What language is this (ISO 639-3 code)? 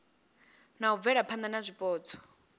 ven